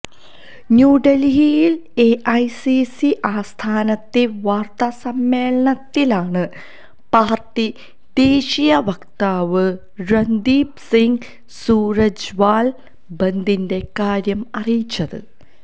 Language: Malayalam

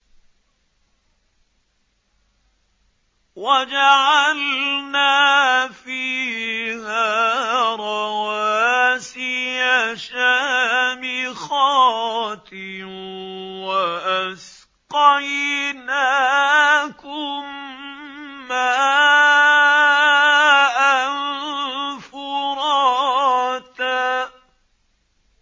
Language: Arabic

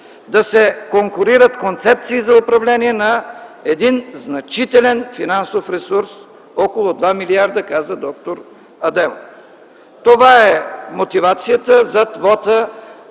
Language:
Bulgarian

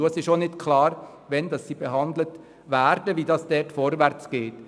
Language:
Swiss German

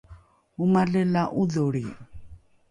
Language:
Rukai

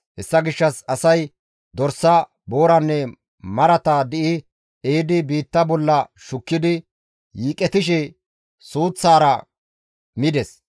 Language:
Gamo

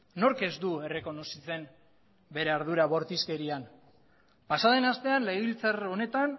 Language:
Basque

